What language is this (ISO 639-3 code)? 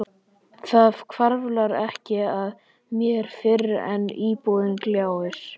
isl